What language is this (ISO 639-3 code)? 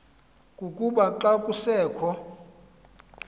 xho